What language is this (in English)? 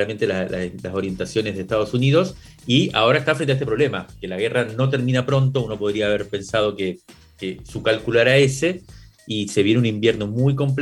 Spanish